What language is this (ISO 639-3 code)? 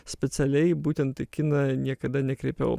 lit